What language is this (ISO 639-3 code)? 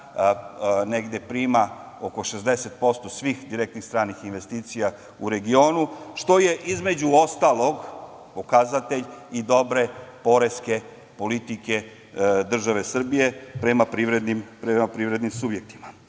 srp